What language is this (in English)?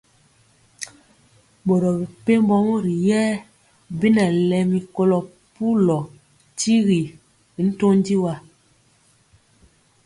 Mpiemo